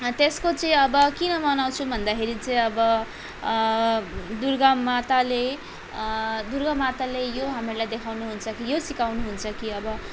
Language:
Nepali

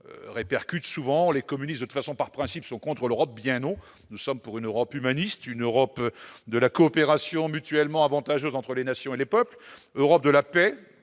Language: French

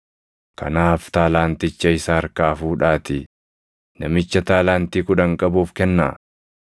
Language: Oromo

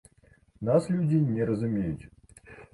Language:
Belarusian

